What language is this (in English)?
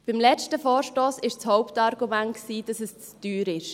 Swiss German